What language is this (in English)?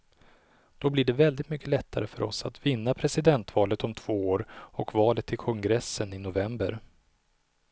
Swedish